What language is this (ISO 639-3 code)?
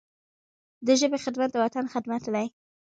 pus